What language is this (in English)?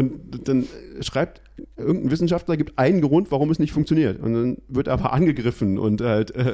German